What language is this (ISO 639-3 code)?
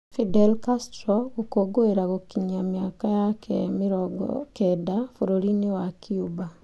kik